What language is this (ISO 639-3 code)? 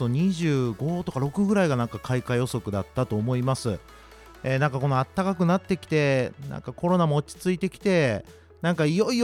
jpn